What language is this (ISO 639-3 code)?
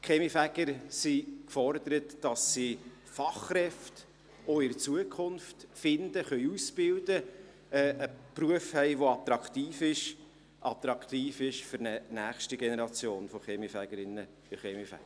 gsw